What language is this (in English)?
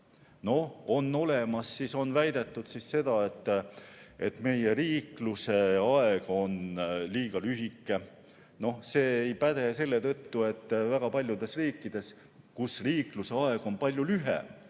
Estonian